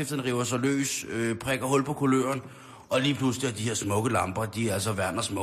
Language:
Danish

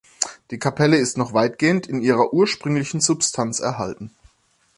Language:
German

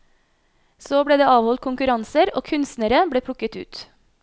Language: Norwegian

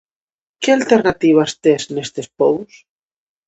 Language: Galician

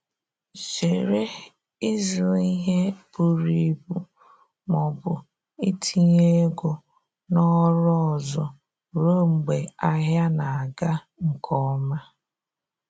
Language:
Igbo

